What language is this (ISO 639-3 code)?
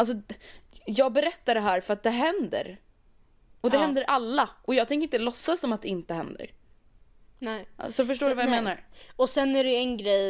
swe